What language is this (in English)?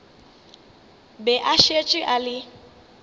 Northern Sotho